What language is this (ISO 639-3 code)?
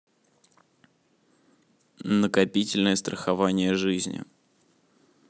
rus